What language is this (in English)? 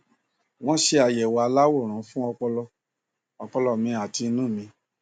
Yoruba